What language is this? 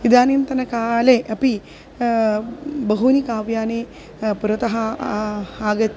Sanskrit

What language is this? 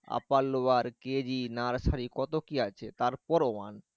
Bangla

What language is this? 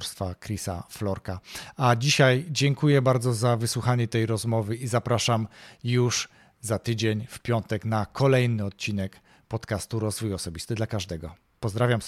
Polish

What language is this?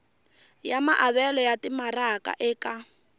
Tsonga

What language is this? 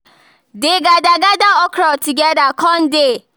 Nigerian Pidgin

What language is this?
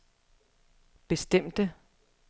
Danish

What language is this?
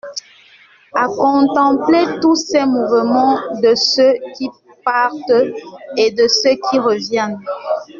French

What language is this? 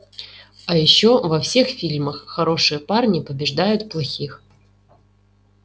Russian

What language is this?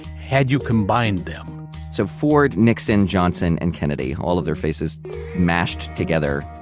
English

